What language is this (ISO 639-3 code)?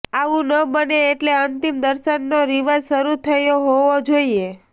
guj